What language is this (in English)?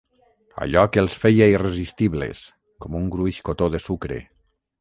Catalan